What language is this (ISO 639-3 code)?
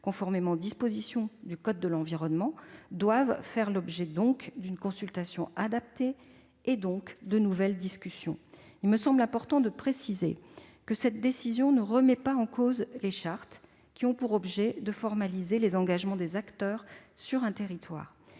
fra